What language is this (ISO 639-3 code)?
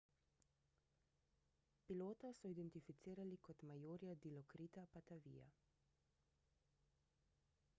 slv